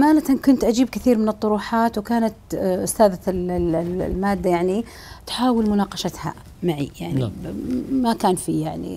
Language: Arabic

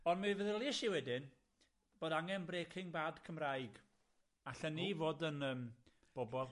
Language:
Welsh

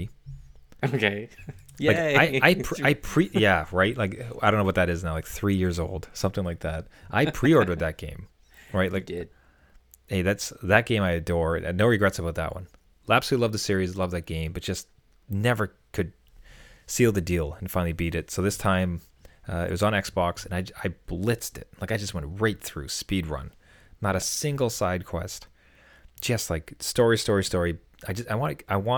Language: English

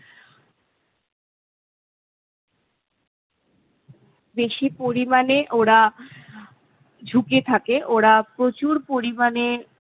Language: Bangla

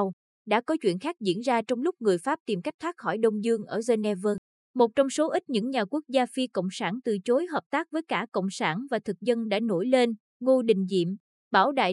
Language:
Vietnamese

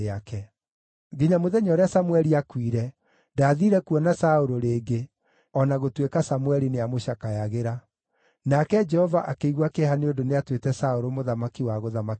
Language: Kikuyu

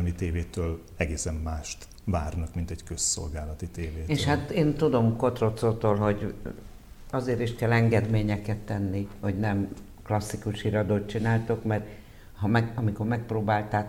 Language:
Hungarian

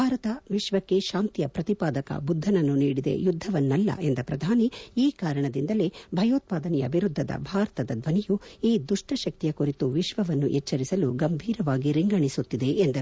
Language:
Kannada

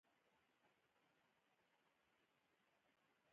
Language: Pashto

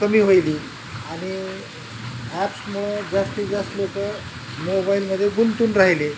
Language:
Marathi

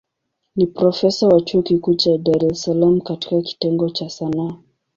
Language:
Swahili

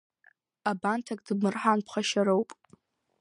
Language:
Abkhazian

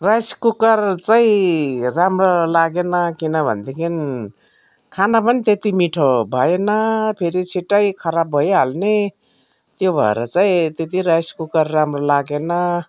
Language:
Nepali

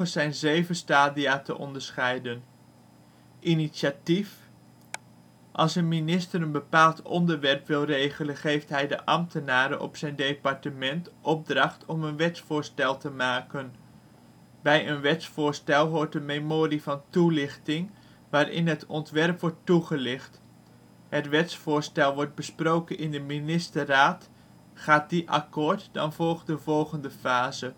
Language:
Dutch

